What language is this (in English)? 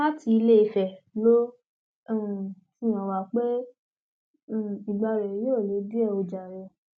Yoruba